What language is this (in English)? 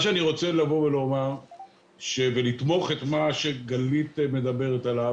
Hebrew